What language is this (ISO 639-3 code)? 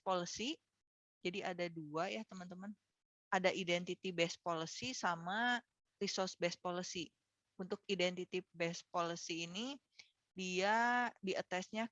ind